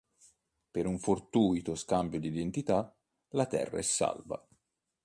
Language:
Italian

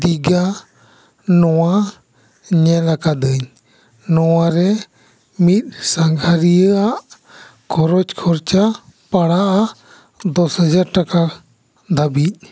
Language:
Santali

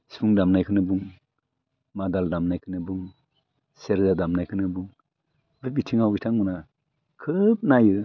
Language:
Bodo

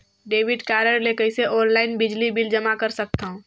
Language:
Chhattisgarhi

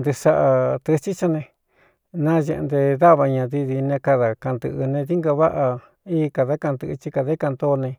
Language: Cuyamecalco Mixtec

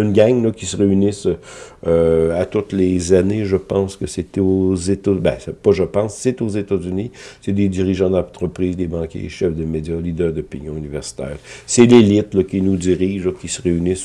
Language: French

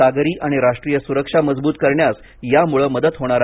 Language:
Marathi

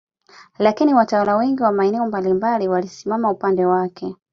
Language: Swahili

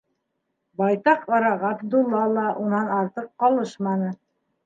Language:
Bashkir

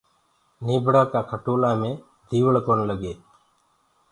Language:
Gurgula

